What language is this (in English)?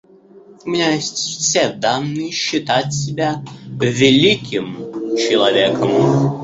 Russian